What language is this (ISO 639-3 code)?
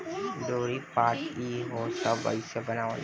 bho